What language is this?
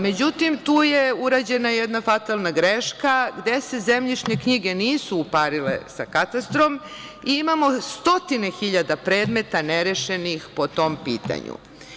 Serbian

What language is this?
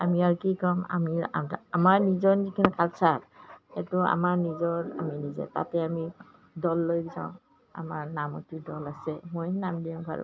Assamese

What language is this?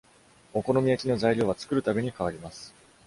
Japanese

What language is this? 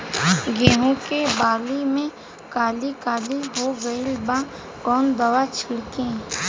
Bhojpuri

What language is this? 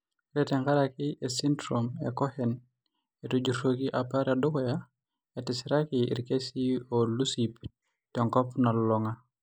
Masai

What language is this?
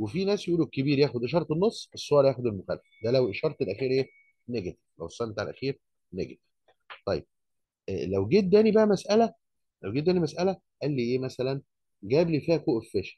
Arabic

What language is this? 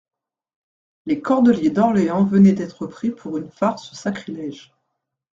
French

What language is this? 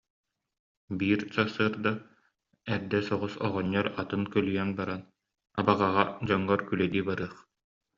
Yakut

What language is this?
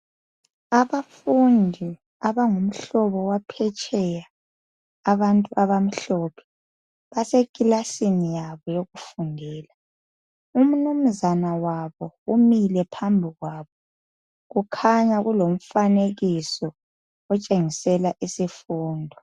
North Ndebele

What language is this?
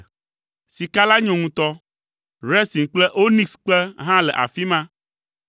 Ewe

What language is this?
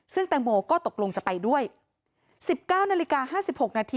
Thai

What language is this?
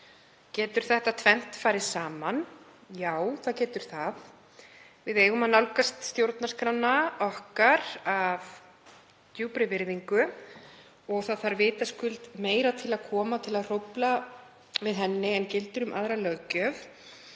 Icelandic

